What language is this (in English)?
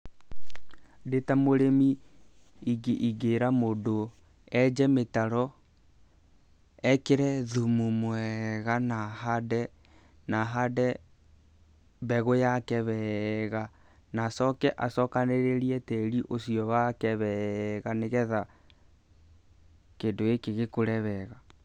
Kikuyu